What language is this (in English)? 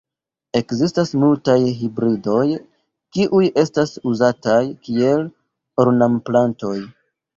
Esperanto